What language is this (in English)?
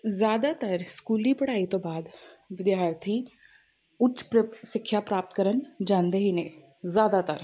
Punjabi